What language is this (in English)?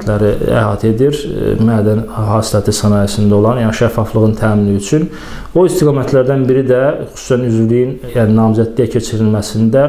Turkish